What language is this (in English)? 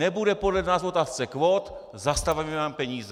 Czech